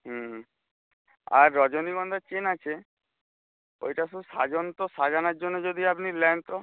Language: Bangla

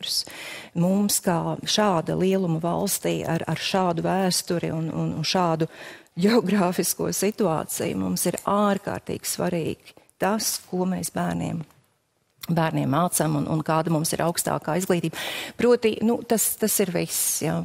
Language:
Latvian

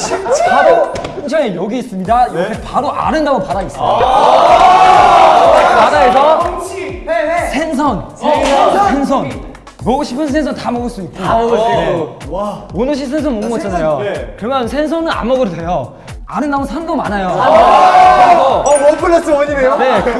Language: Korean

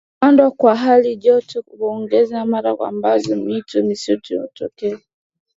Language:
Swahili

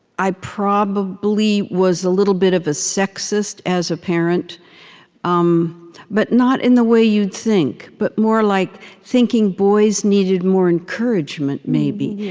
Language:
English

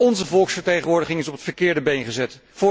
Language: Dutch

